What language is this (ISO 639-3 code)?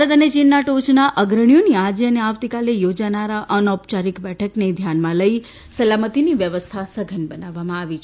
guj